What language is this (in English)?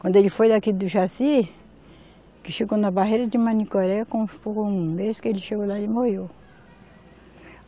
Portuguese